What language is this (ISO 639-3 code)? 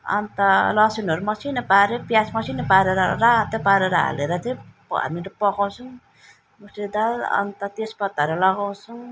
nep